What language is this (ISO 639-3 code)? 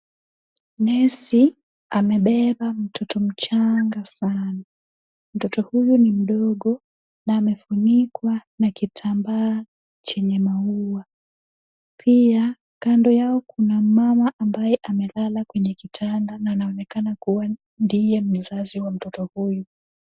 swa